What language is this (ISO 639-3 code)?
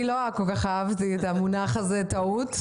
heb